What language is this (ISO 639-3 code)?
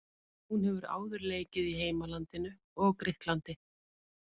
isl